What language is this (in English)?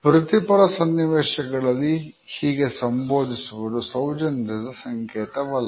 Kannada